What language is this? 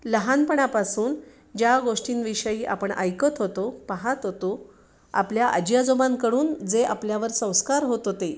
Marathi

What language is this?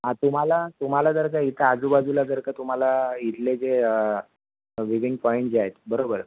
Marathi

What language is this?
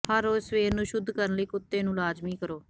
Punjabi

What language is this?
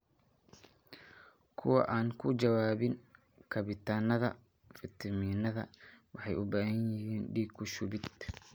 Somali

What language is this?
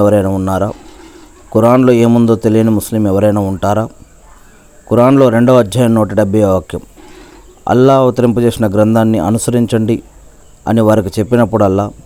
Telugu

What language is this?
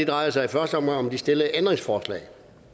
Danish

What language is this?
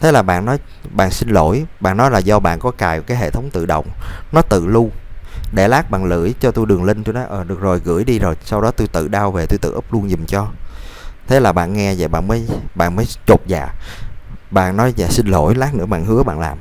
Vietnamese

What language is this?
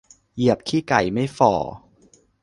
Thai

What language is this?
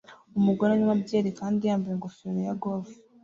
Kinyarwanda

